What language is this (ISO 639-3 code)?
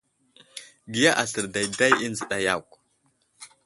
udl